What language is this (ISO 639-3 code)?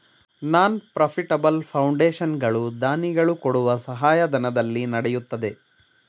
kan